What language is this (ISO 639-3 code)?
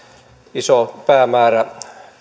fin